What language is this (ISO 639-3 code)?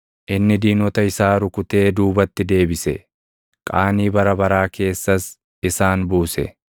orm